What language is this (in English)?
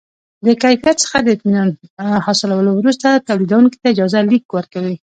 Pashto